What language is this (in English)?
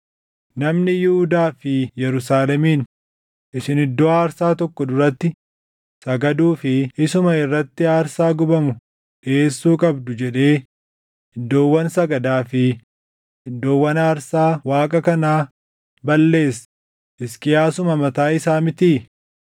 Oromo